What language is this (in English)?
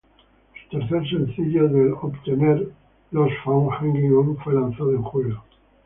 Spanish